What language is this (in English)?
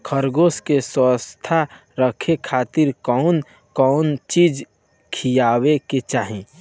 Bhojpuri